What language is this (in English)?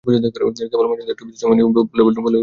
Bangla